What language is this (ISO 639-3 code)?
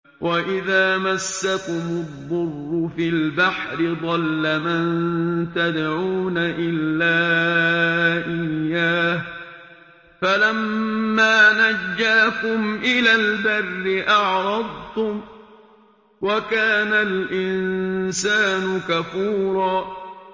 ara